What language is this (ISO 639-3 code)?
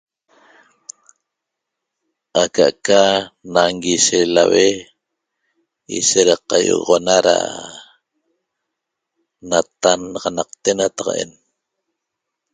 tob